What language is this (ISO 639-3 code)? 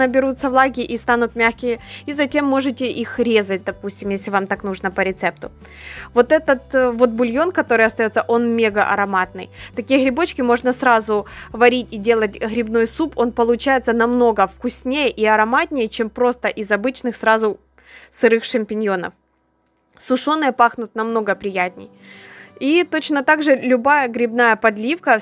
rus